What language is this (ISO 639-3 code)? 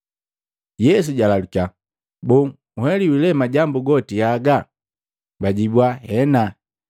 mgv